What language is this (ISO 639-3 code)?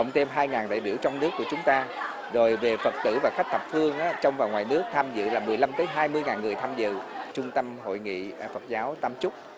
vie